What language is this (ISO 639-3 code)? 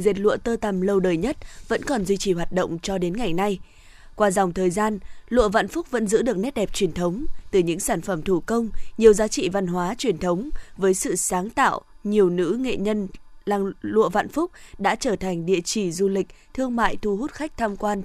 vie